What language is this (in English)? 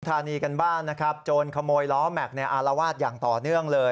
Thai